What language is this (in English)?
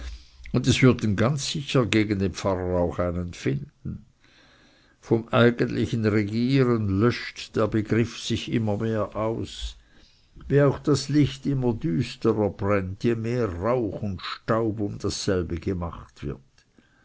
German